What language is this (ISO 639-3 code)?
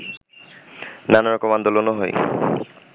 ben